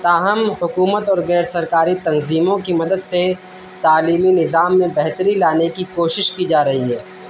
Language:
Urdu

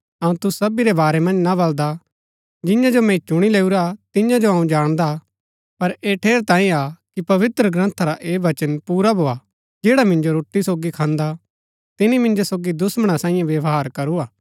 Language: Gaddi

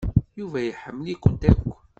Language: Kabyle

